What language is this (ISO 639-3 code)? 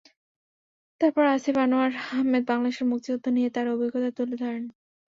ben